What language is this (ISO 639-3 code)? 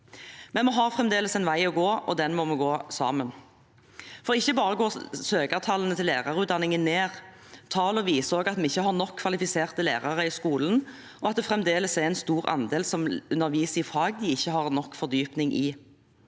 nor